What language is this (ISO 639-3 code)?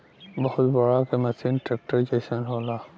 bho